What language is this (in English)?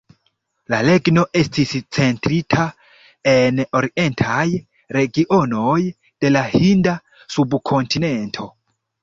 Esperanto